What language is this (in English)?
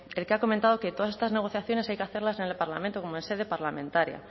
Spanish